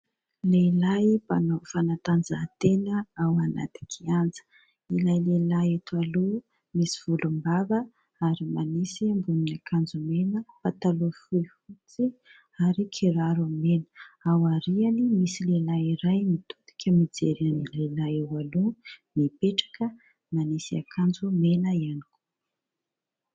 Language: Malagasy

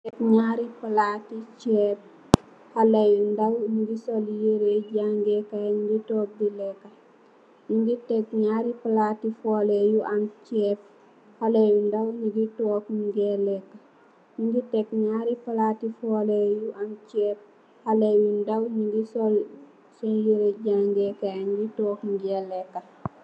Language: Wolof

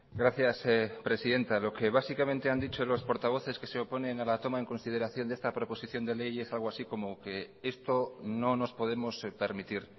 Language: Spanish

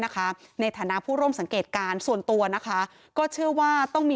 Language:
Thai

